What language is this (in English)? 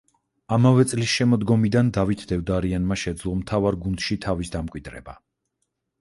Georgian